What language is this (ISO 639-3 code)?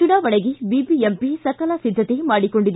kan